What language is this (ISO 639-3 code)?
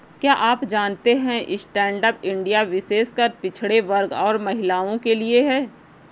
hin